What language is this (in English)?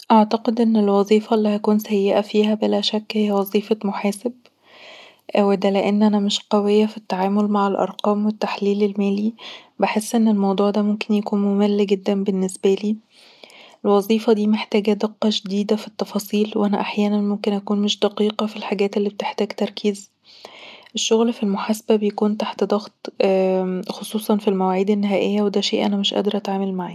Egyptian Arabic